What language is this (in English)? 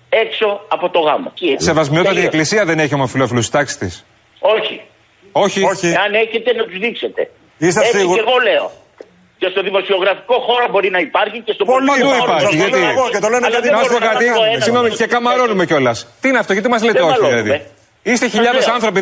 Greek